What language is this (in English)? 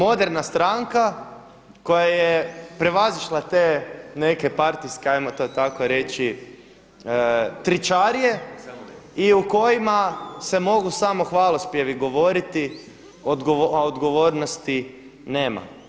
Croatian